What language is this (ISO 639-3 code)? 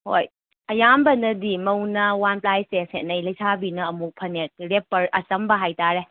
mni